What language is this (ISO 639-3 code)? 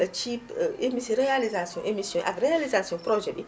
wol